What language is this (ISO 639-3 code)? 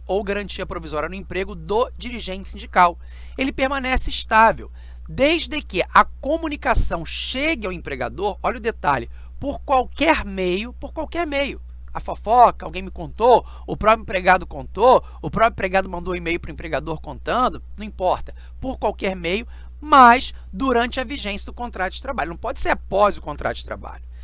por